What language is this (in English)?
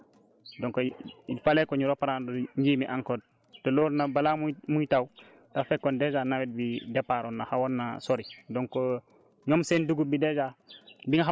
Wolof